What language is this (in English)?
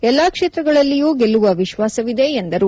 Kannada